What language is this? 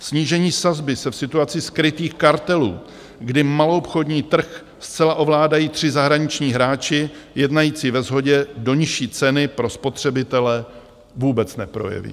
Czech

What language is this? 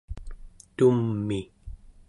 Central Yupik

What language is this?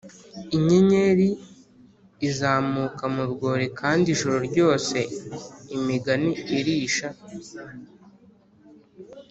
Kinyarwanda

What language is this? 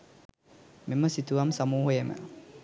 Sinhala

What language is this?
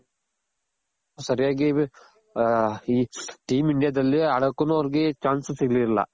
Kannada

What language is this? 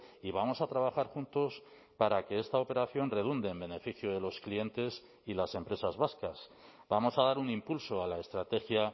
Spanish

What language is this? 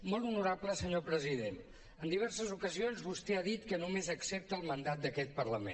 Catalan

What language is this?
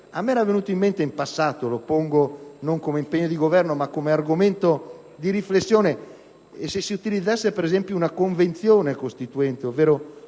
Italian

